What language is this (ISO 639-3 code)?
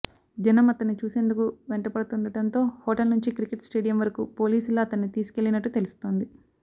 tel